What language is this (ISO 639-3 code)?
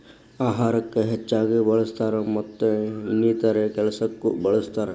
kan